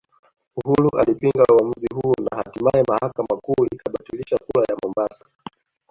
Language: Swahili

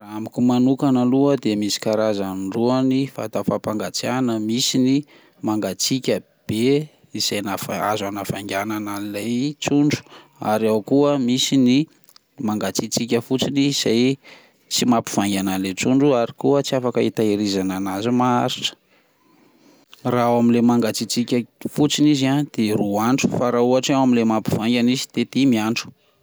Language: Malagasy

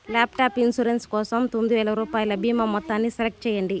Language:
Telugu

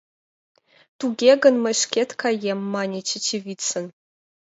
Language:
Mari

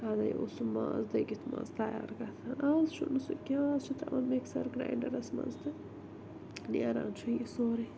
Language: Kashmiri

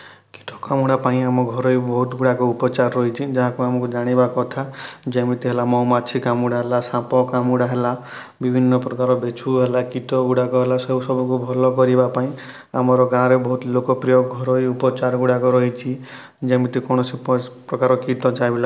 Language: Odia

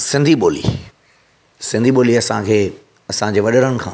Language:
Sindhi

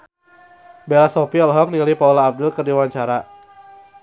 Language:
Sundanese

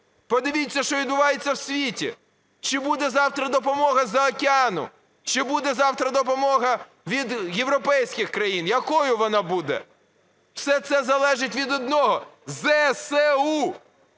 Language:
Ukrainian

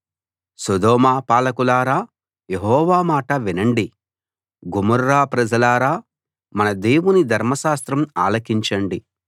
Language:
Telugu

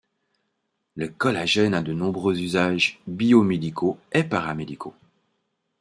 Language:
French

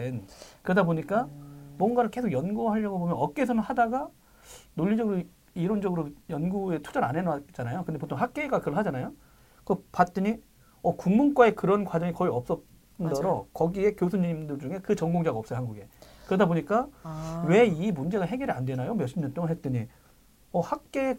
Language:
Korean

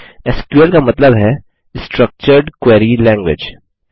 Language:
Hindi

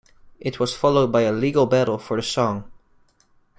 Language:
English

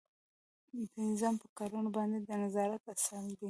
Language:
Pashto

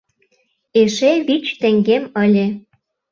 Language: Mari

